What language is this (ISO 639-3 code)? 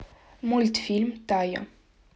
rus